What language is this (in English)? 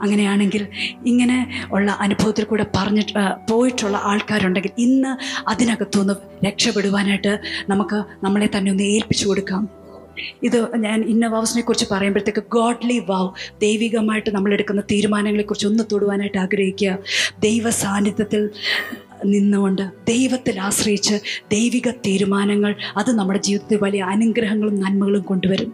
Malayalam